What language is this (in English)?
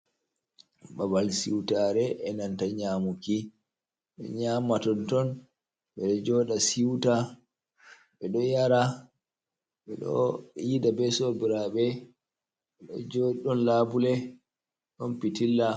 Fula